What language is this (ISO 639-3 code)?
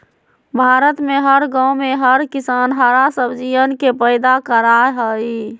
mag